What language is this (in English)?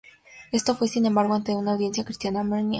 Spanish